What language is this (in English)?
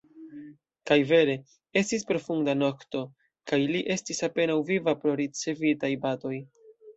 Esperanto